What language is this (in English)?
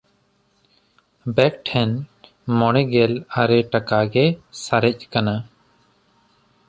Santali